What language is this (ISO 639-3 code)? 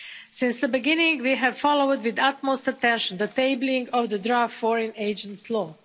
eng